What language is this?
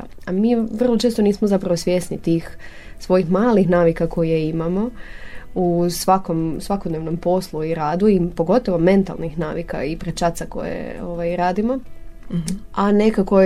Croatian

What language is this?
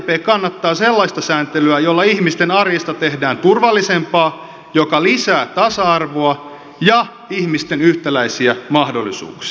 Finnish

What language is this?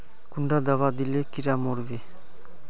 Magahi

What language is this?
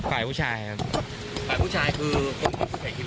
Thai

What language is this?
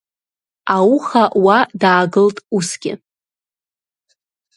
Abkhazian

